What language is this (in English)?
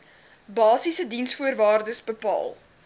Afrikaans